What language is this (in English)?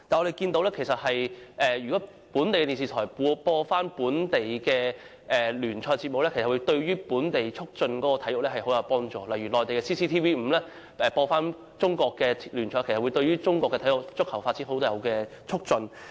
Cantonese